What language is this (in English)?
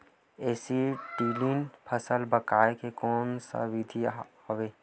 Chhattisgarhi